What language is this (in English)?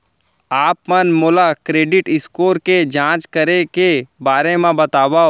Chhattisgarhi